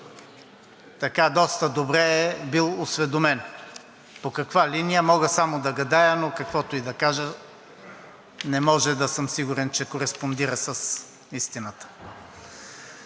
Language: Bulgarian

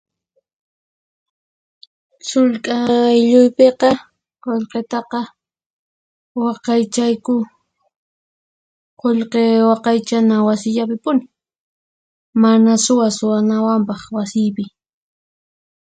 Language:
Puno Quechua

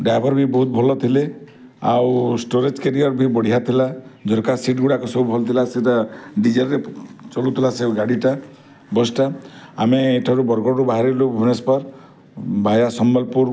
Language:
Odia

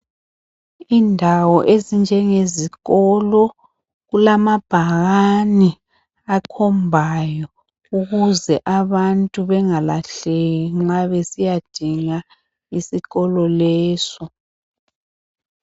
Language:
North Ndebele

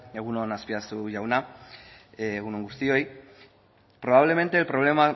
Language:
Basque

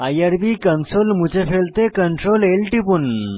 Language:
Bangla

